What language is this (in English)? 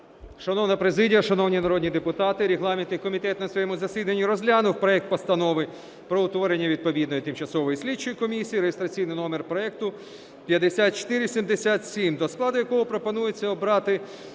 Ukrainian